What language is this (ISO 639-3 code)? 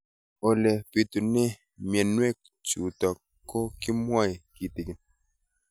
kln